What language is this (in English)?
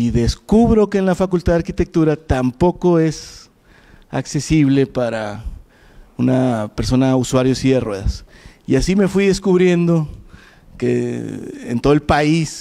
Spanish